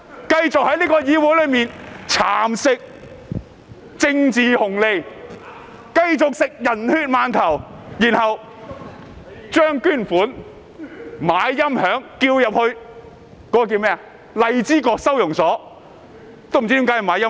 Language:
Cantonese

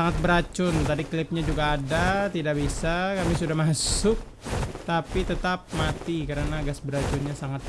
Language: Indonesian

